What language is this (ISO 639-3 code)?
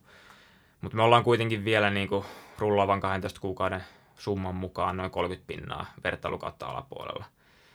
fin